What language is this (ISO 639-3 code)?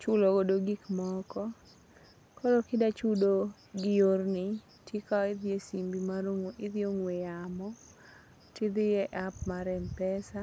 luo